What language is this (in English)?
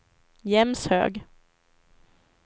Swedish